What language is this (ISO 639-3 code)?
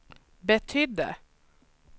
swe